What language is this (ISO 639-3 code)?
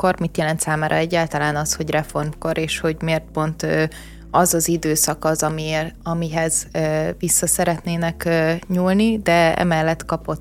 hun